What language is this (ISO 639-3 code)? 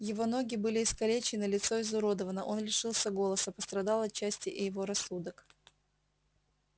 rus